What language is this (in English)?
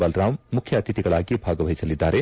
Kannada